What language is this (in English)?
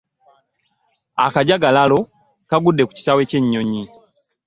Ganda